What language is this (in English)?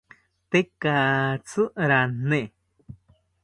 South Ucayali Ashéninka